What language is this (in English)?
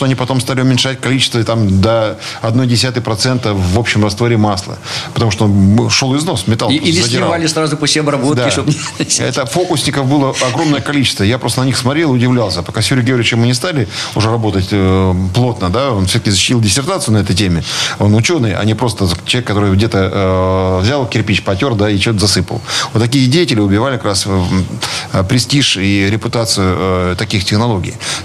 Russian